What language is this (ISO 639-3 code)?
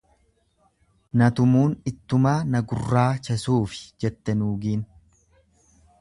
orm